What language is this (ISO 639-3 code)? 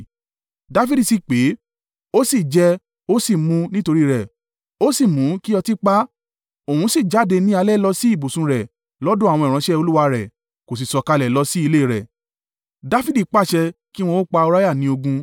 yor